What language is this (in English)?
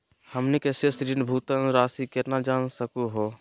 Magahi